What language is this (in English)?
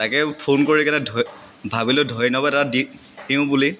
Assamese